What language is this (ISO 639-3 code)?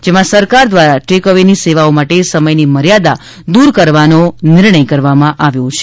guj